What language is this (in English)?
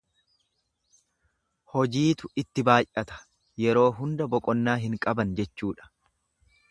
Oromo